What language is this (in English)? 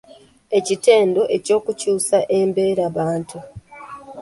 Ganda